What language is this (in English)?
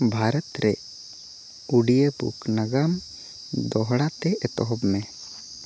Santali